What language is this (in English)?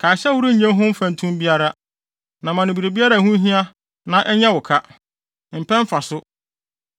Akan